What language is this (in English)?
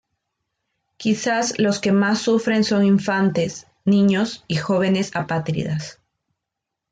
Spanish